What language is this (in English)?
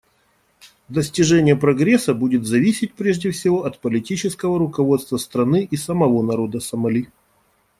Russian